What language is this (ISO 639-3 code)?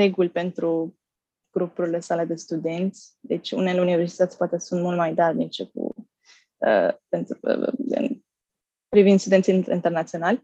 ron